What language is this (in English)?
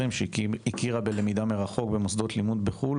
Hebrew